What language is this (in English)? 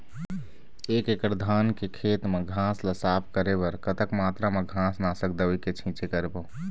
Chhattisgarhi